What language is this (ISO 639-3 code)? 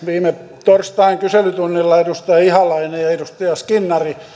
fin